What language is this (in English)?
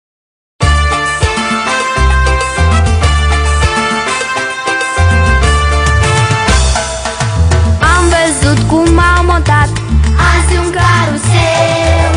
Romanian